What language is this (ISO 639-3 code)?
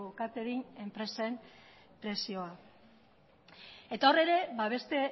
eus